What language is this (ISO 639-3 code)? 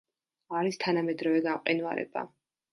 kat